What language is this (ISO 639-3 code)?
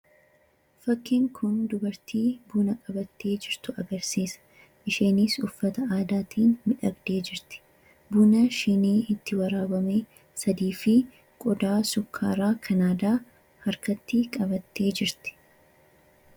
orm